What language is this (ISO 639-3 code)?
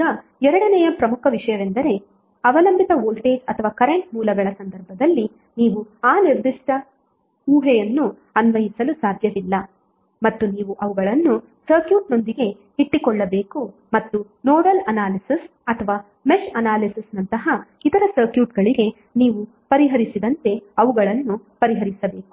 kan